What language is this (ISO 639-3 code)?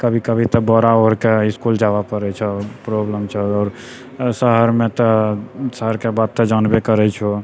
mai